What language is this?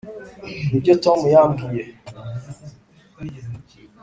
Kinyarwanda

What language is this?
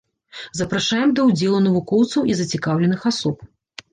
Belarusian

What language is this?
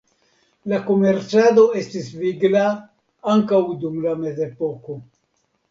Esperanto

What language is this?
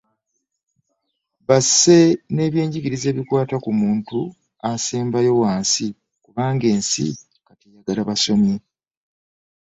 Ganda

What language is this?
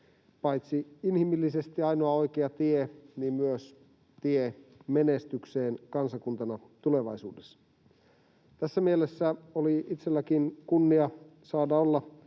Finnish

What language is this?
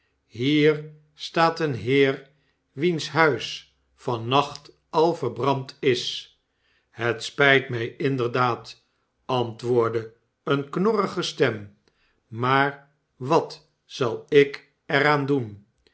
Dutch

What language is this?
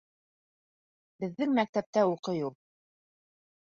Bashkir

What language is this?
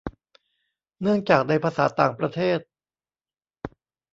Thai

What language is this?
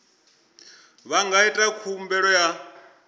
Venda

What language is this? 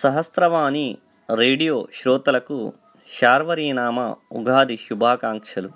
Telugu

